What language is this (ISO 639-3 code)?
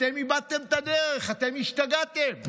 heb